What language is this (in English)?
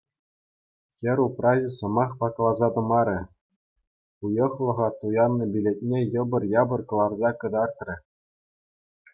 Chuvash